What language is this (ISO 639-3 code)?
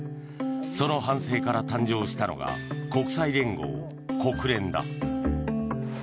jpn